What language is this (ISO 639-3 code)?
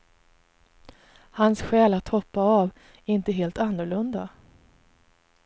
swe